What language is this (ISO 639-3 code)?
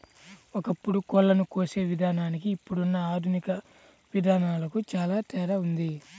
tel